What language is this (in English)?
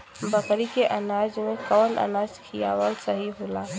Bhojpuri